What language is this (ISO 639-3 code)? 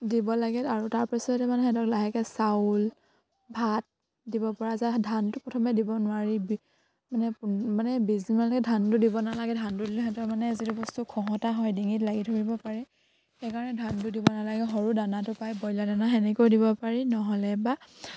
asm